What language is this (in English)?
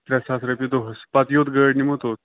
Kashmiri